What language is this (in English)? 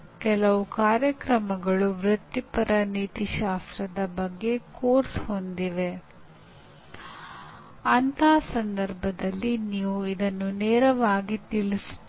Kannada